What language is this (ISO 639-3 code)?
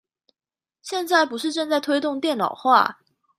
zho